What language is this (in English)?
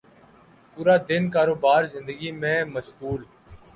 Urdu